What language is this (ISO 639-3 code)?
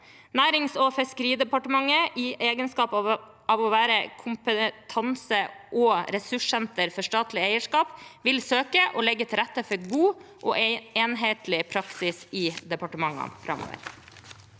nor